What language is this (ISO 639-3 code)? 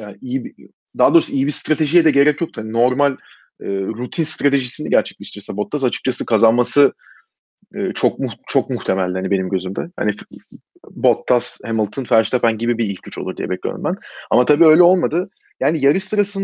tur